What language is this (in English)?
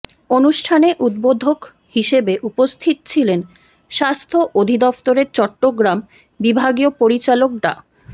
Bangla